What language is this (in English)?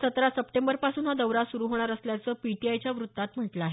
Marathi